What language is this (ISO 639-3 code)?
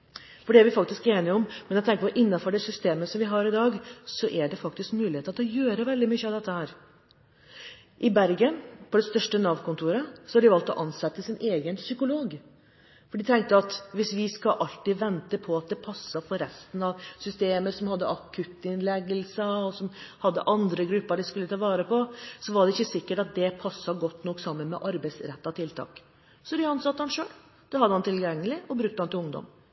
nob